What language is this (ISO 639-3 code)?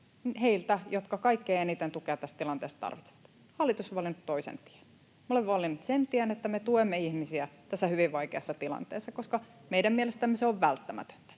fin